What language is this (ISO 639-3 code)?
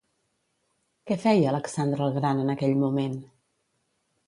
cat